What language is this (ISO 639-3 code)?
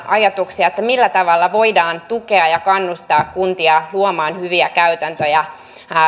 fin